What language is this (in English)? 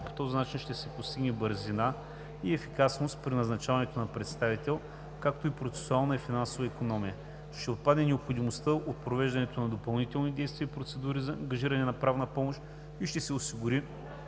Bulgarian